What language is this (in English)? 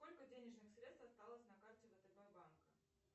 Russian